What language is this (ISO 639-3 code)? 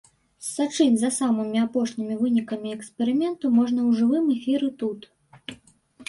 bel